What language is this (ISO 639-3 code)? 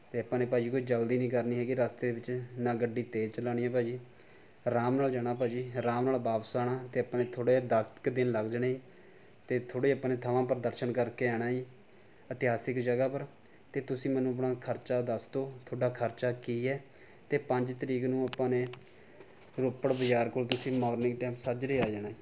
pan